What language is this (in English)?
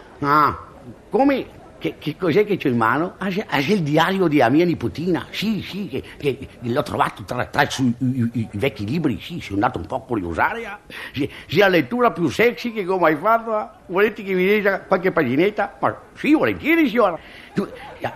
Italian